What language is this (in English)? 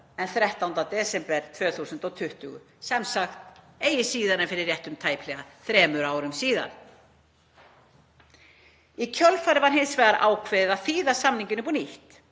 Icelandic